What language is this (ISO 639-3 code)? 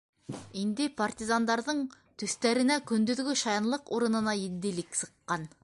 bak